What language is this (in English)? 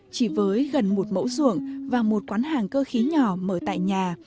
Vietnamese